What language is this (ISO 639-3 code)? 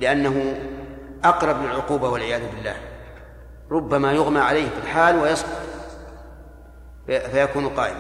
ara